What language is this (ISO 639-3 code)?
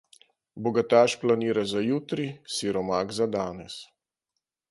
slv